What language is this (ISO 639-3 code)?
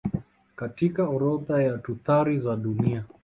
swa